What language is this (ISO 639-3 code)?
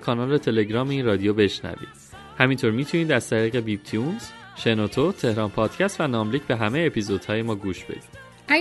fas